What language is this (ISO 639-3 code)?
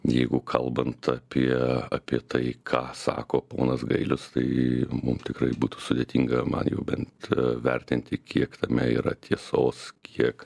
lit